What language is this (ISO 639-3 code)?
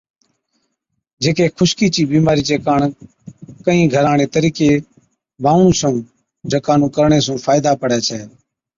odk